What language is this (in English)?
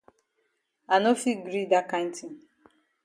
Cameroon Pidgin